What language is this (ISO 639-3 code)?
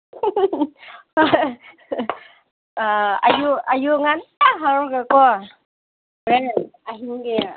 mni